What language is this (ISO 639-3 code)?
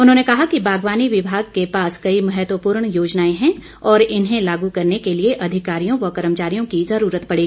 hin